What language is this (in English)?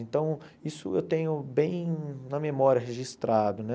Portuguese